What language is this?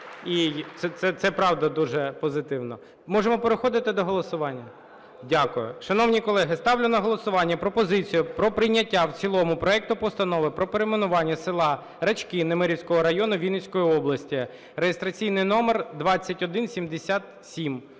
Ukrainian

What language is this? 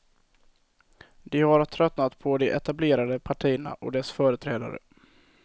Swedish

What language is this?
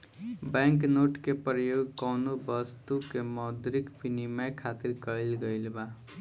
Bhojpuri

